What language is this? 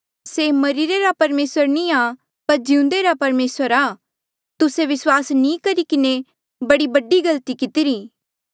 Mandeali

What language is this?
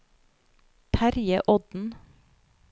Norwegian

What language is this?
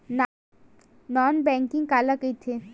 Chhattisgarhi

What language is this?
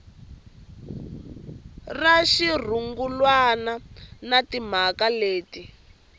Tsonga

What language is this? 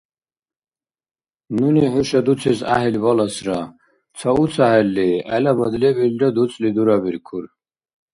Dargwa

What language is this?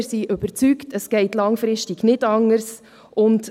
Swiss German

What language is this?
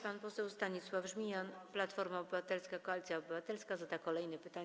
Polish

